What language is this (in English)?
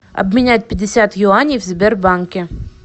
Russian